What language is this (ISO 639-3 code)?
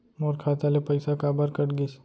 hne